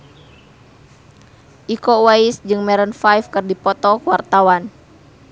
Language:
Sundanese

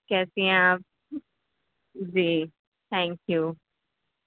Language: Urdu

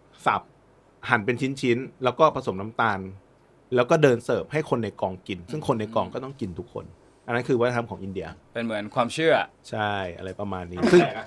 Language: Thai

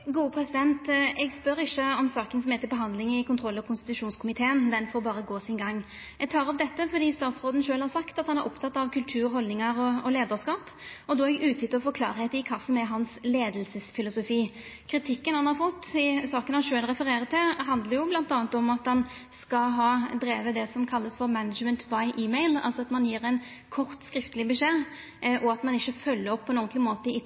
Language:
Norwegian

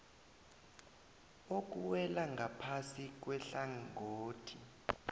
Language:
South Ndebele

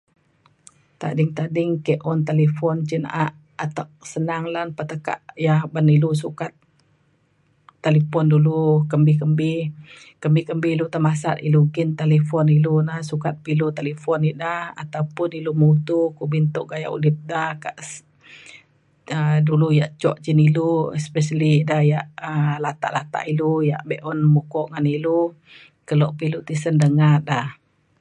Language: Mainstream Kenyah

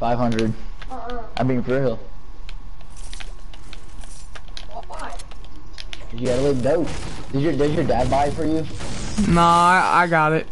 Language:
English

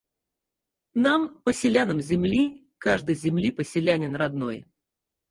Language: Russian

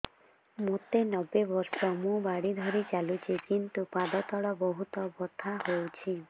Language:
Odia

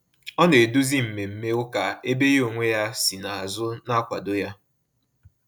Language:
Igbo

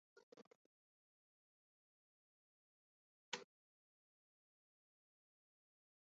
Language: Uzbek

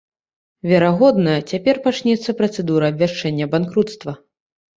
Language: Belarusian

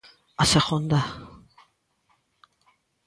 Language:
Galician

